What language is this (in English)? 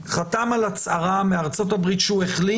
Hebrew